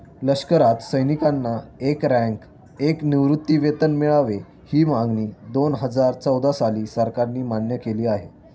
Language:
Marathi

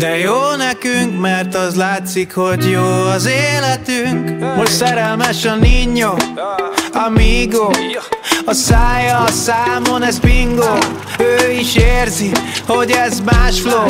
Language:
Hungarian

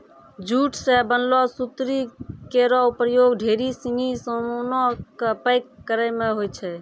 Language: Maithili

